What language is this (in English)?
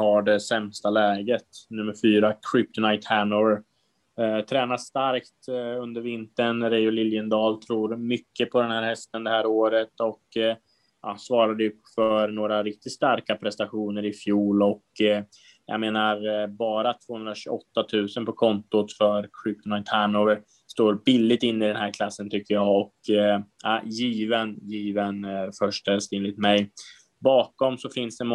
Swedish